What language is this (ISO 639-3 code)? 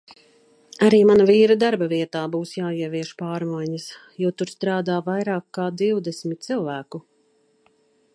lav